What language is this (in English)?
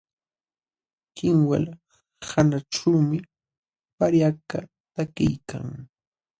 Jauja Wanca Quechua